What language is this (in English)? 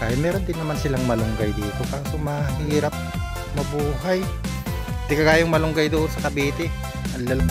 Filipino